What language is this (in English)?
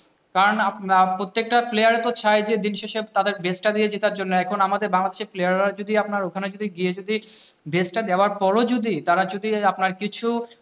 Bangla